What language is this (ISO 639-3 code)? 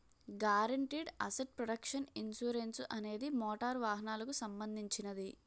tel